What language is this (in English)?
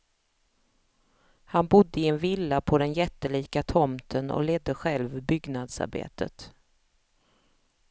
Swedish